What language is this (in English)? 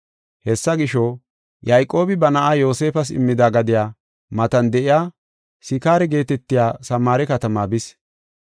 Gofa